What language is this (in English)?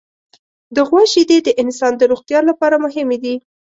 Pashto